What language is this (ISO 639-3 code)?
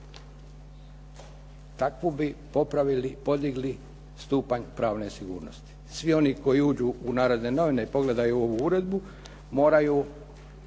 hrv